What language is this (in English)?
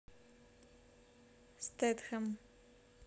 Russian